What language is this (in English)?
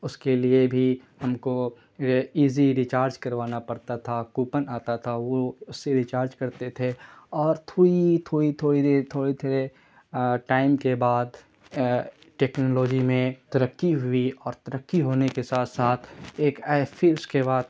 Urdu